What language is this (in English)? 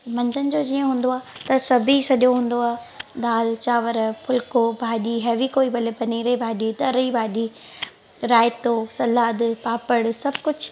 Sindhi